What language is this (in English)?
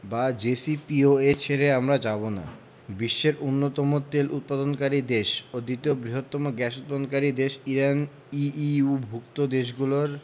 Bangla